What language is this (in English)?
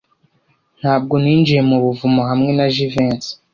Kinyarwanda